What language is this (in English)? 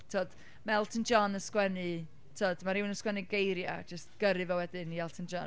Welsh